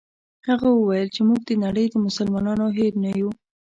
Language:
Pashto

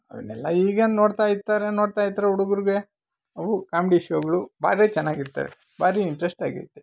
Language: Kannada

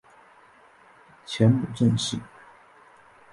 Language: Chinese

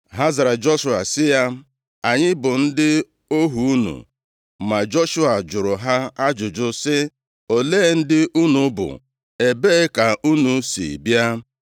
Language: Igbo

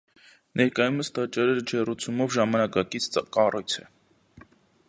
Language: Armenian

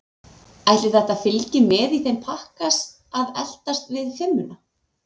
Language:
Icelandic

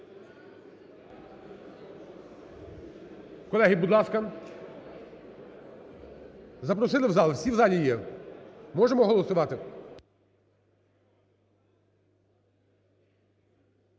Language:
Ukrainian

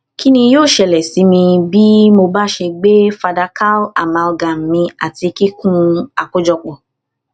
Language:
Yoruba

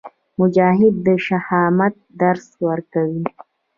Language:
Pashto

